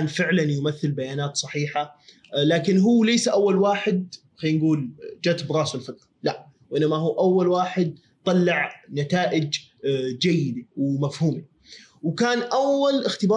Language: Arabic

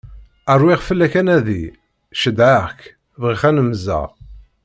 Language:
Kabyle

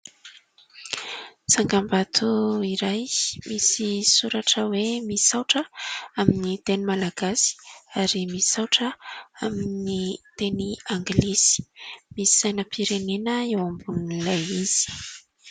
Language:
Malagasy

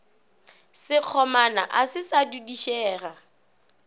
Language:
Northern Sotho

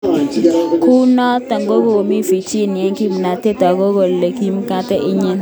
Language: Kalenjin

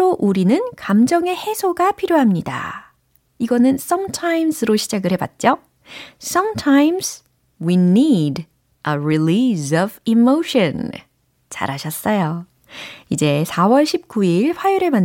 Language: Korean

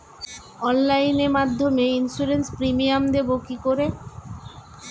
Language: Bangla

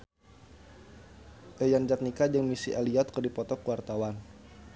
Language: Sundanese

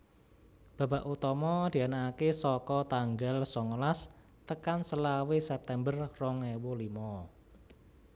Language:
Javanese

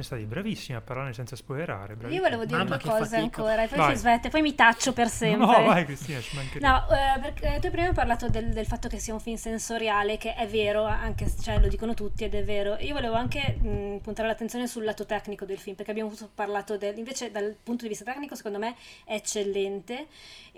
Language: Italian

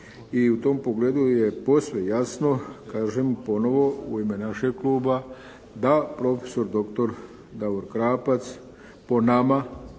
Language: Croatian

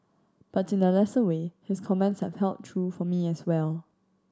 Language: English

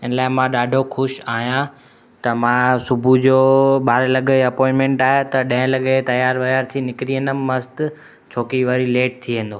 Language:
Sindhi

